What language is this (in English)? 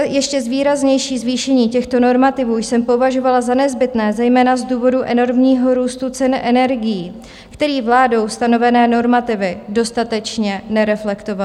Czech